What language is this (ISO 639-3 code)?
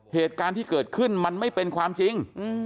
tha